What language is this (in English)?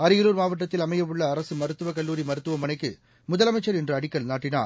Tamil